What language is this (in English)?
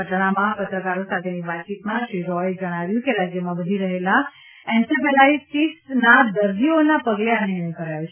Gujarati